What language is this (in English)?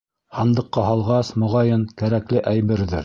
Bashkir